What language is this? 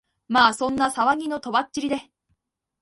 Japanese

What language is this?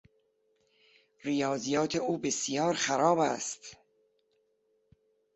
Persian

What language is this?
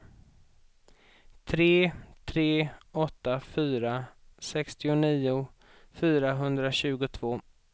Swedish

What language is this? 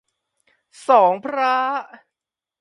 Thai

